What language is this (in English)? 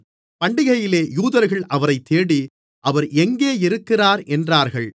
Tamil